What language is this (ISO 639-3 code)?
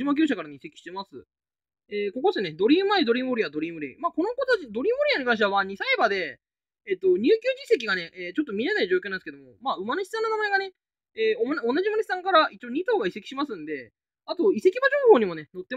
jpn